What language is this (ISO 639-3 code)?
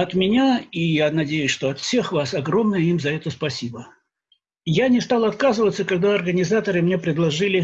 rus